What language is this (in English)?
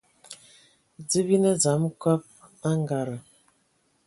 Ewondo